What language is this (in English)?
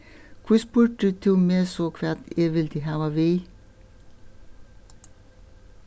Faroese